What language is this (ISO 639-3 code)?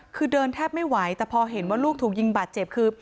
tha